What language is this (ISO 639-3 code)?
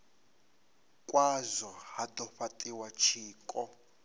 ven